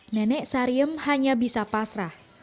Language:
Indonesian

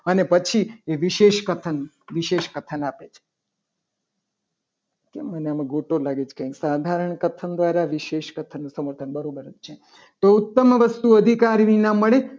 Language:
Gujarati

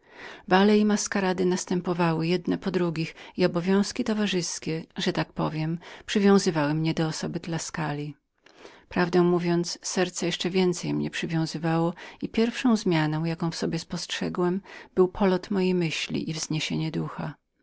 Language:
Polish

